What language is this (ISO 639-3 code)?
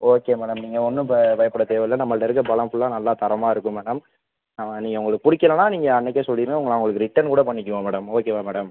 tam